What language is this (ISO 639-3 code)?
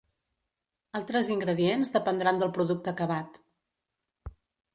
cat